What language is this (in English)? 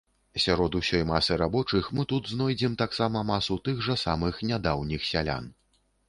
Belarusian